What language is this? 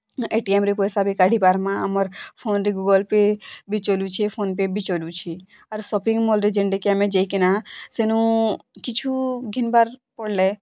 Odia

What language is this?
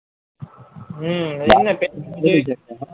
Gujarati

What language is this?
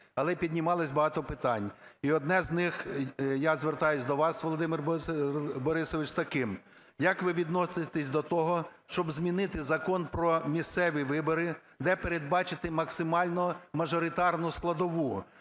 Ukrainian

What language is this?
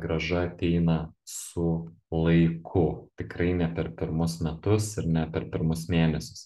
Lithuanian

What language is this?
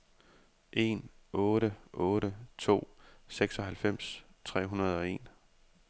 Danish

